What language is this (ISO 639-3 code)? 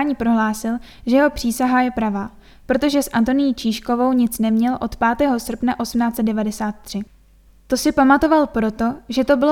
ces